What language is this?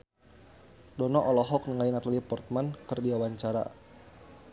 Sundanese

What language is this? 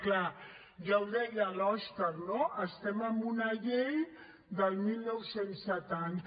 Catalan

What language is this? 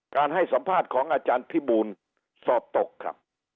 Thai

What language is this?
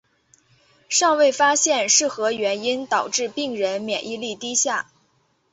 Chinese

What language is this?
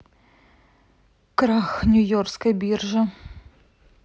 Russian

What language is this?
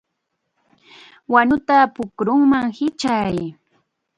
Chiquián Ancash Quechua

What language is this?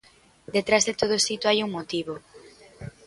Galician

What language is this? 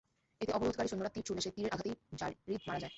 Bangla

